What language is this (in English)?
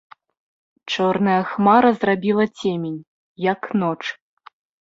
Belarusian